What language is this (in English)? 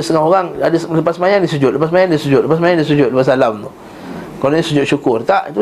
Malay